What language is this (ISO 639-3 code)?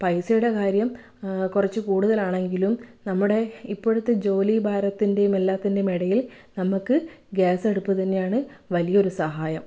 mal